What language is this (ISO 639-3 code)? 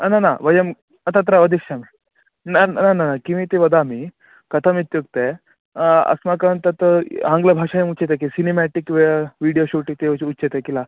san